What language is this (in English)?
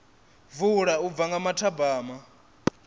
Venda